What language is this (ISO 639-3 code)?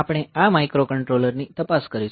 guj